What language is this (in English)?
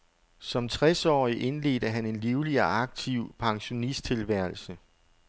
Danish